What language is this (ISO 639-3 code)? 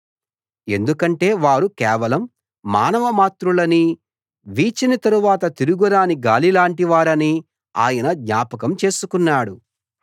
tel